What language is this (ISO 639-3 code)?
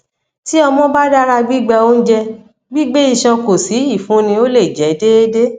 yor